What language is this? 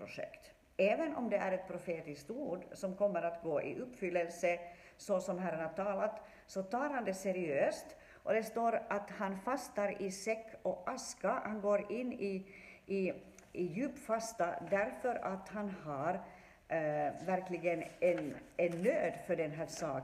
Swedish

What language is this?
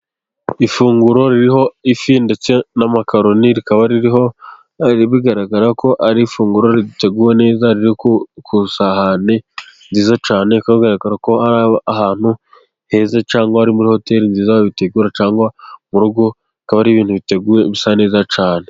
Kinyarwanda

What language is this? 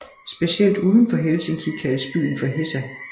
Danish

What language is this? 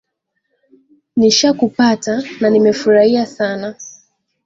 Swahili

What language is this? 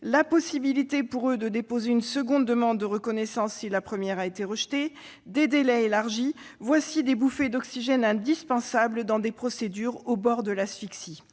French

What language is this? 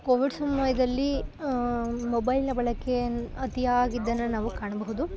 Kannada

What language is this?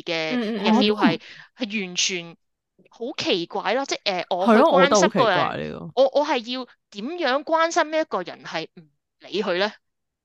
Chinese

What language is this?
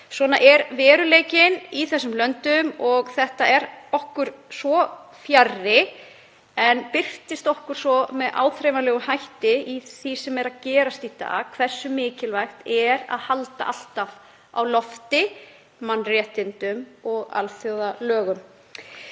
Icelandic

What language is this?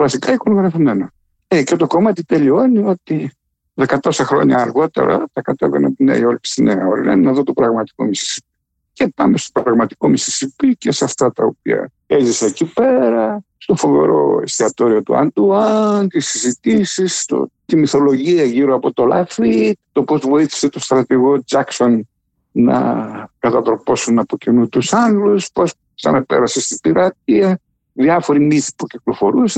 Greek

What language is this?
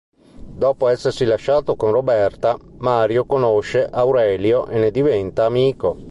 Italian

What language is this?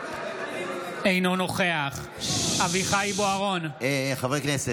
Hebrew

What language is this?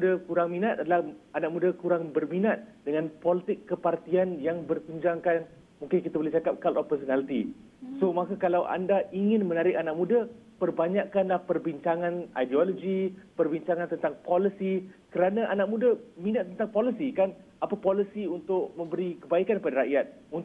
Malay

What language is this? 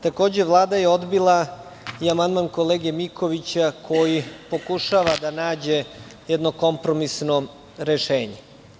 Serbian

